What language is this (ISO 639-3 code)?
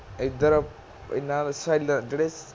pan